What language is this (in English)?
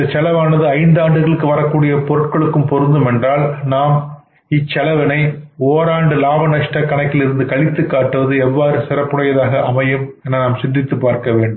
Tamil